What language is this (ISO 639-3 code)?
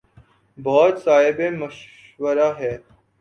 urd